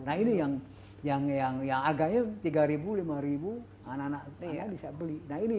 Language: Indonesian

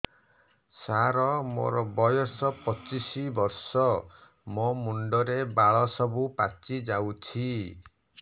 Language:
Odia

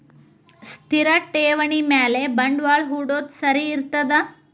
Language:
Kannada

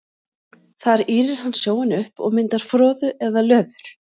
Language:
Icelandic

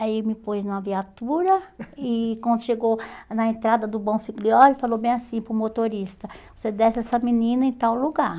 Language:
Portuguese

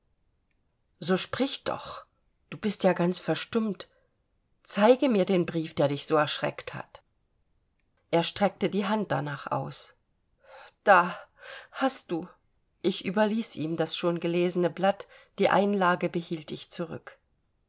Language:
German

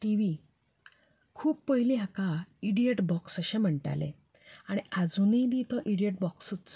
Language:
Konkani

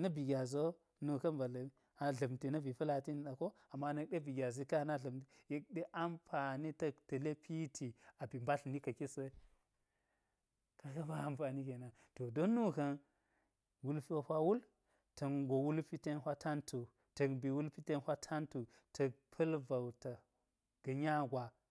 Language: Geji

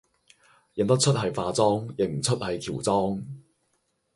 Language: Cantonese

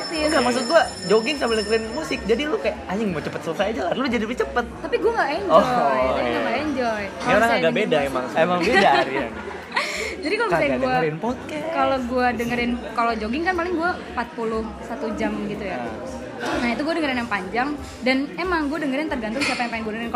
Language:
Indonesian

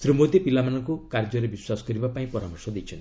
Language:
Odia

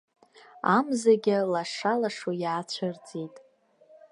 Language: Abkhazian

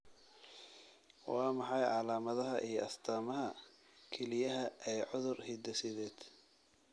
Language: Somali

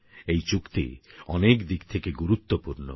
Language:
Bangla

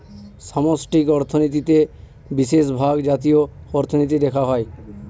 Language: Bangla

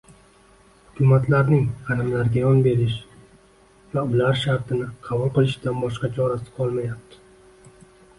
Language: Uzbek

